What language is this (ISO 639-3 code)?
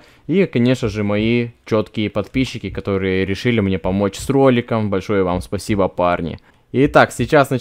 rus